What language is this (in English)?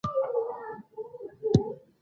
Pashto